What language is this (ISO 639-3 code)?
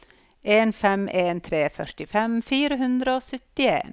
nor